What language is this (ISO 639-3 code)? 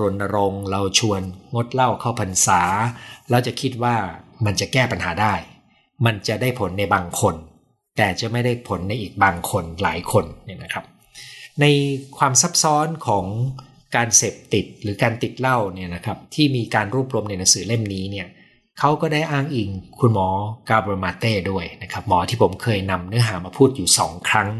tha